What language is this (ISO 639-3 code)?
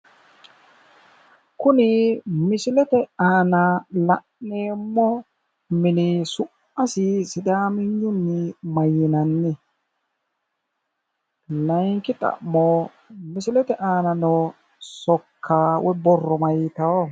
sid